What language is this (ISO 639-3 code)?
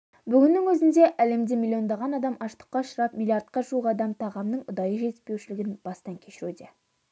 kaz